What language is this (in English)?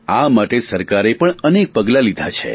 Gujarati